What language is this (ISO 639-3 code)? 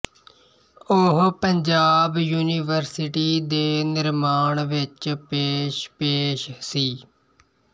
pan